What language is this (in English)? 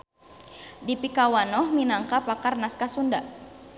Sundanese